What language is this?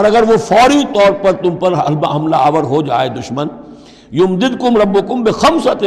Urdu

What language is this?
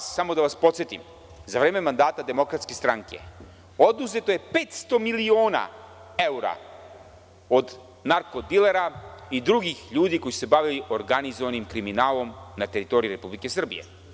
Serbian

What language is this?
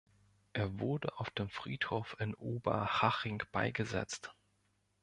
German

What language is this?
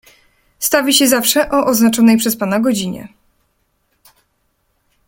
Polish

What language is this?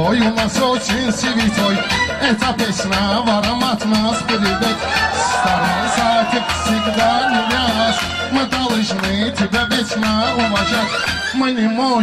Bulgarian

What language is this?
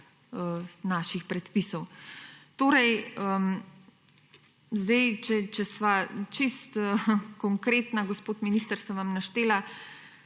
Slovenian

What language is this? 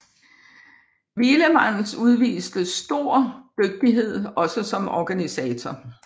Danish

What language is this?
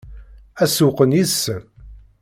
Kabyle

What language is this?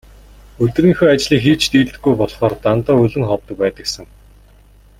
Mongolian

